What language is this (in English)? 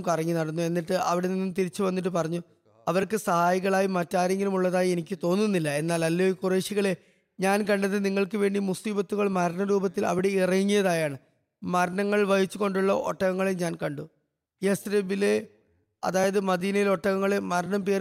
Malayalam